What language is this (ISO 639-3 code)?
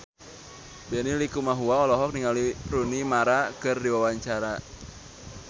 sun